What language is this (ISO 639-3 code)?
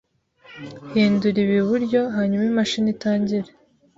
kin